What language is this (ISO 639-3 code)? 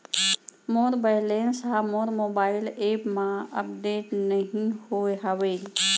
hne